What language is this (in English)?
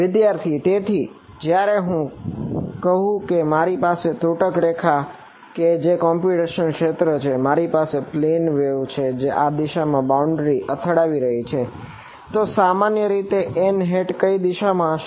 Gujarati